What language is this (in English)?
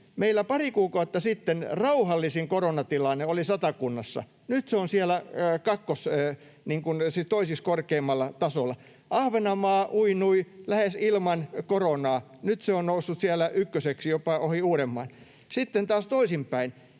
Finnish